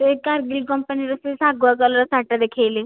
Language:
Odia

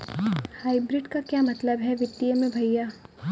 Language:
Hindi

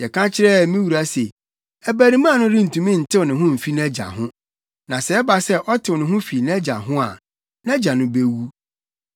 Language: Akan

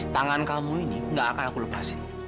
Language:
Indonesian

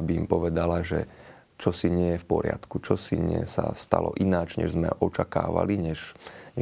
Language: Slovak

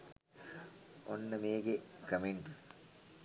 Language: Sinhala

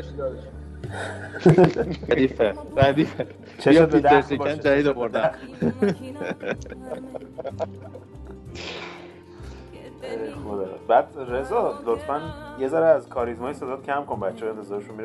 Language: Persian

